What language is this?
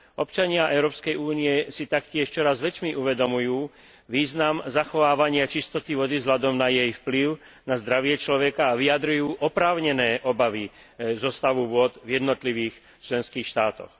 Slovak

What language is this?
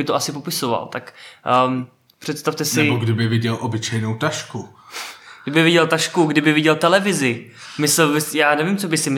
Czech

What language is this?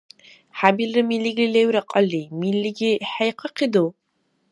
Dargwa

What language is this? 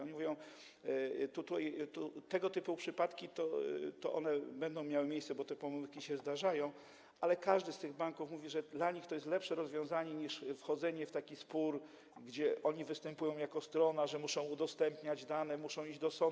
Polish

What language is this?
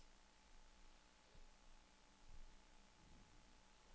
Danish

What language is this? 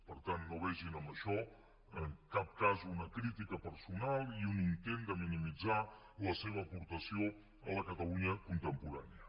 Catalan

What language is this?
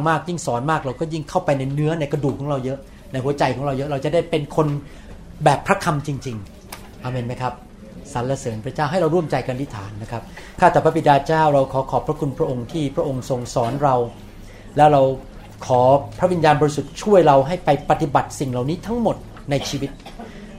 Thai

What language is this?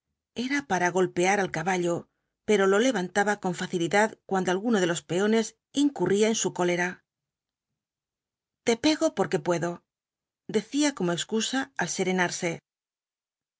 Spanish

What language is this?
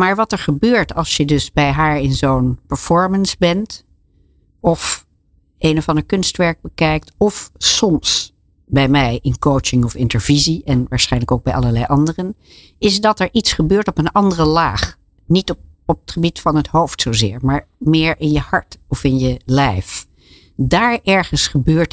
Dutch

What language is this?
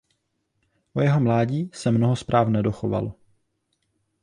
Czech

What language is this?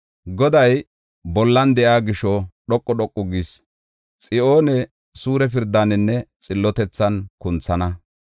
Gofa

